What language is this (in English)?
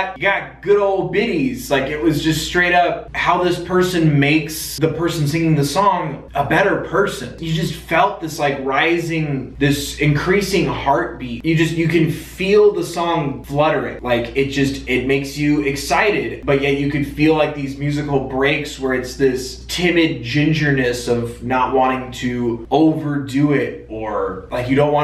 English